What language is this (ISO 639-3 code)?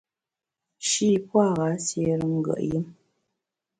bax